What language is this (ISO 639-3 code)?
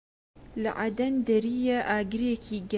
ckb